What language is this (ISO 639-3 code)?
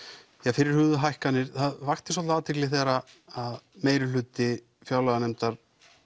isl